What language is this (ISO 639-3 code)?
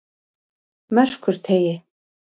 isl